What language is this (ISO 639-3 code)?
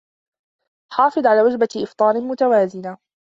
ara